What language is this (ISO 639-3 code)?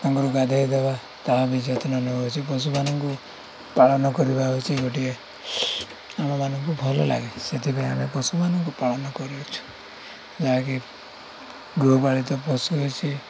ori